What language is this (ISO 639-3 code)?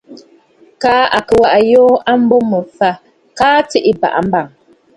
bfd